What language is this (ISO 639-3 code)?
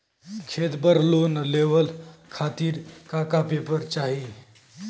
bho